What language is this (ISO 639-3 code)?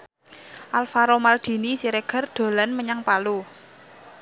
jav